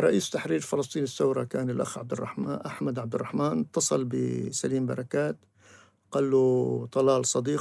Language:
Arabic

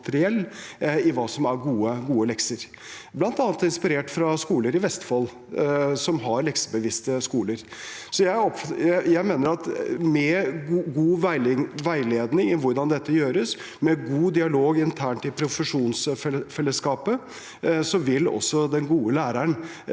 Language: Norwegian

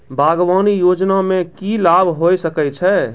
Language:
Maithili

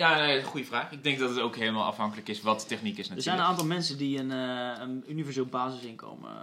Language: Dutch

